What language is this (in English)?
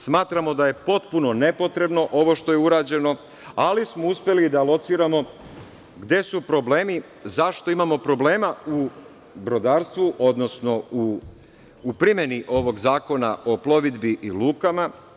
Serbian